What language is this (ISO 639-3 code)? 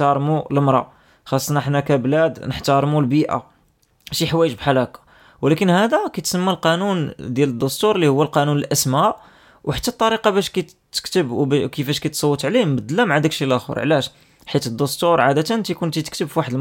ara